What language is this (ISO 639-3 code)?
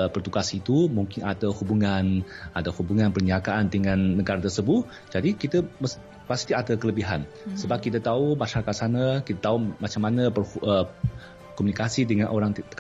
msa